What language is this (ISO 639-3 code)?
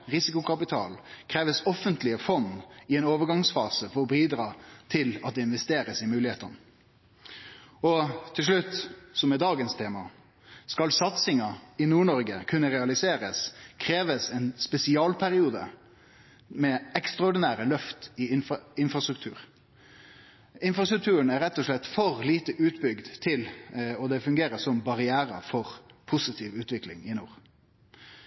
nno